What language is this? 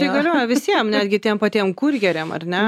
Lithuanian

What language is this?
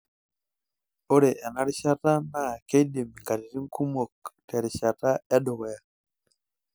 Masai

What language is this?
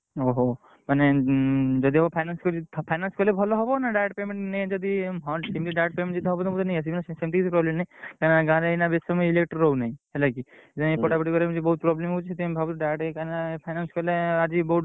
Odia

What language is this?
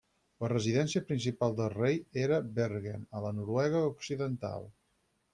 Catalan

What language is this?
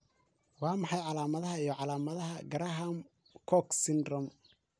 Somali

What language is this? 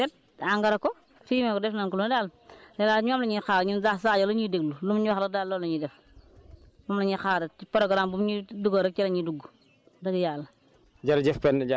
Wolof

